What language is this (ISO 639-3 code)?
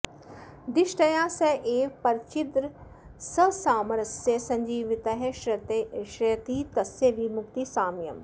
san